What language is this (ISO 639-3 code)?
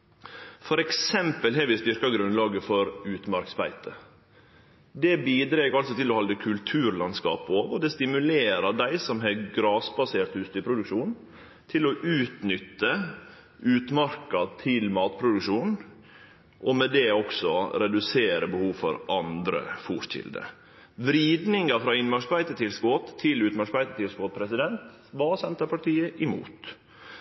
nno